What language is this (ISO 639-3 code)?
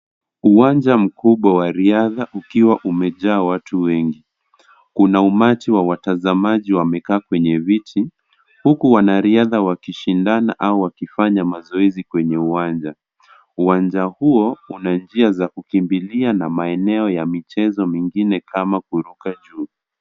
swa